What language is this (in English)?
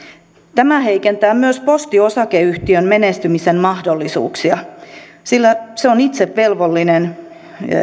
Finnish